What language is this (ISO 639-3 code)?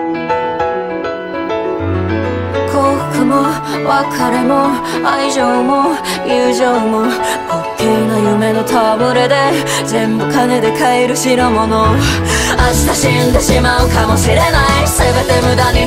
jpn